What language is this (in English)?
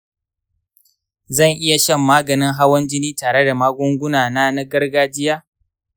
Hausa